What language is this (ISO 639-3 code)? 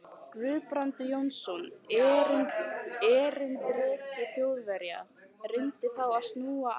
isl